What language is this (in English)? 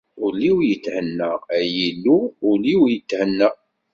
Kabyle